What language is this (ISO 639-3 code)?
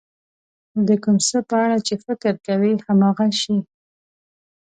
pus